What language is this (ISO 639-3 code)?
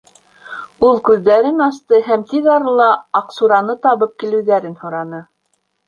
bak